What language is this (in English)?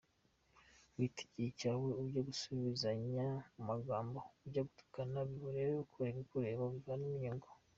Kinyarwanda